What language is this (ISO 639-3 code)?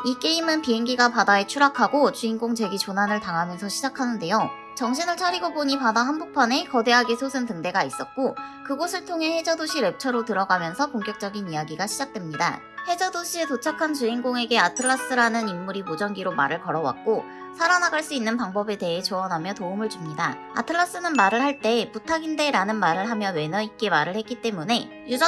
kor